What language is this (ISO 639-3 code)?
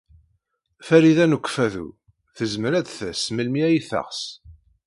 kab